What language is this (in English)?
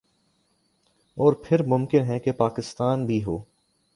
Urdu